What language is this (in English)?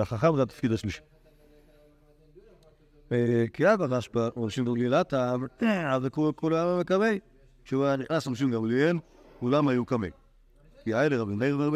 Hebrew